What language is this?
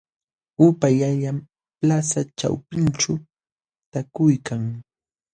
Jauja Wanca Quechua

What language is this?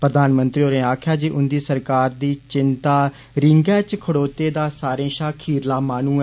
Dogri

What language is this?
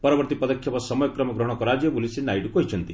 Odia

